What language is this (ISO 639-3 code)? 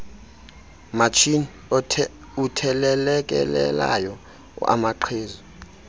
xho